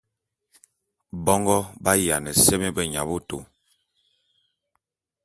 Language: Bulu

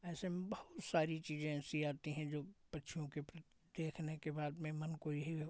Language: Hindi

